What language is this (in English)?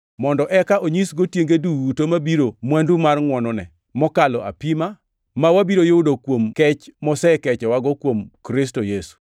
Luo (Kenya and Tanzania)